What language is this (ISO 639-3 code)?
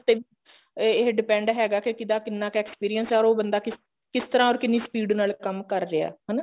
pan